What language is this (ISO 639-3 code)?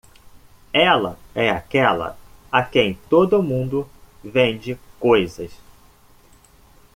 por